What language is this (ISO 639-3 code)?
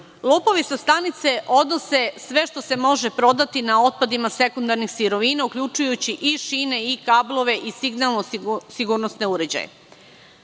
srp